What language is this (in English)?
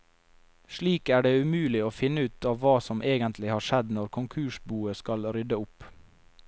Norwegian